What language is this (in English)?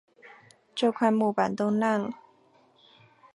Chinese